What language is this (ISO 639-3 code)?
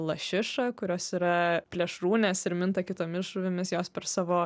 lit